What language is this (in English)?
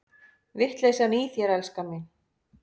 Icelandic